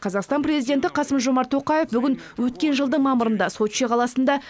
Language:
Kazakh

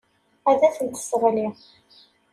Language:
Kabyle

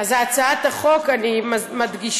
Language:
Hebrew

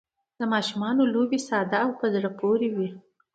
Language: Pashto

